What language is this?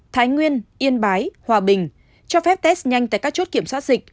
Vietnamese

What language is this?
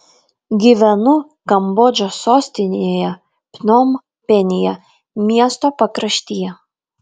Lithuanian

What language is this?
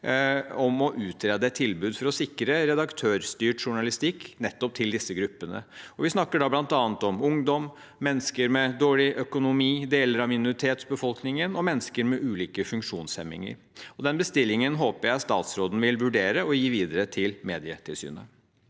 Norwegian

